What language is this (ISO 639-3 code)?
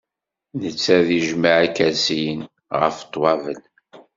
kab